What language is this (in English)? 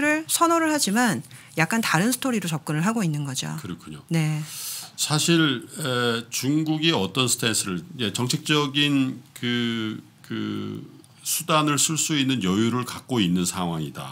Korean